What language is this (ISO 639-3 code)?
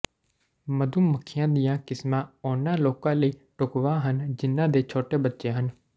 pan